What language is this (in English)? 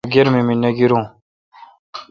Kalkoti